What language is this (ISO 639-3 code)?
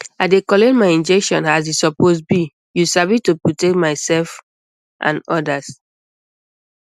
pcm